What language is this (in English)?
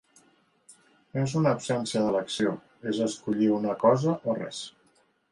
Catalan